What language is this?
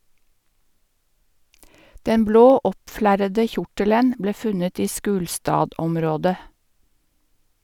Norwegian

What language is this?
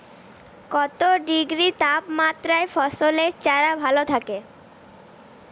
Bangla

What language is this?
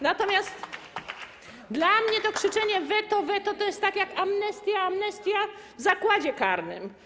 Polish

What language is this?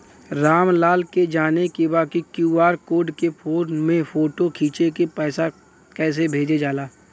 Bhojpuri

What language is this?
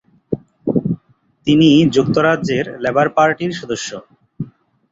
Bangla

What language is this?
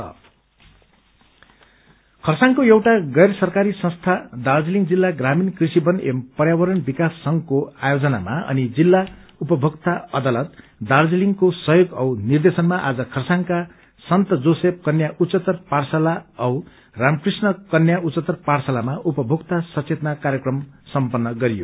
Nepali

